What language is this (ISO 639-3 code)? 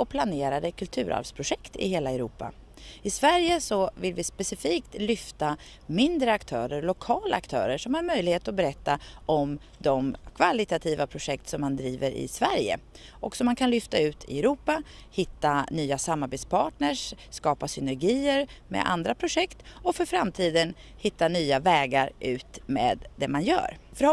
swe